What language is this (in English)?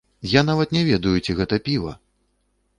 Belarusian